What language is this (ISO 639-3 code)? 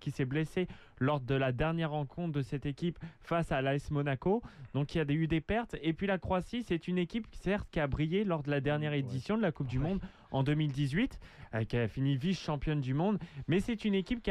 fra